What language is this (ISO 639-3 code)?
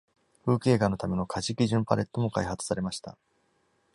jpn